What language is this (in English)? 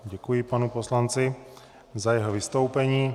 Czech